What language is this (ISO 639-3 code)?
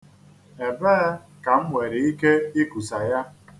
ibo